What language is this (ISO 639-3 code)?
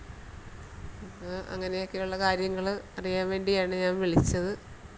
mal